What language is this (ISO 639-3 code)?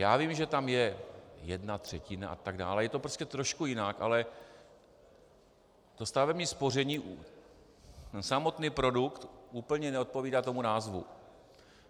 ces